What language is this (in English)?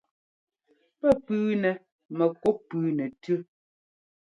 Ngomba